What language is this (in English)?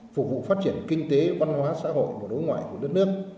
Vietnamese